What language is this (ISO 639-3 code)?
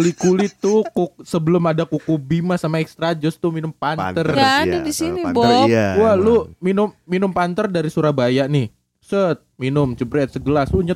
ind